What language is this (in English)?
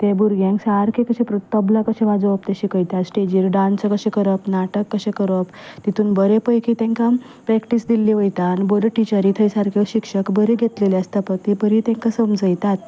Konkani